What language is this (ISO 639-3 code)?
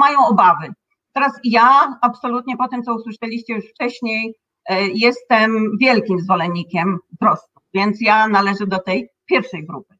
pol